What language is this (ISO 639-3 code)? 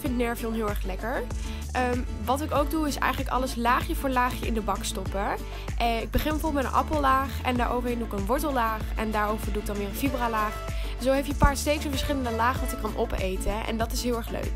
nld